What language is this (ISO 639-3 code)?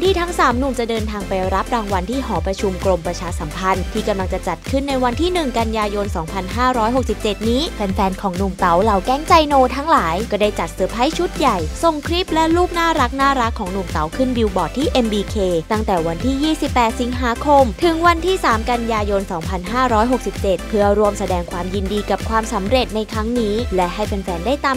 tha